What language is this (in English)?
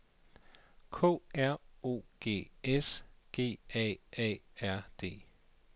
Danish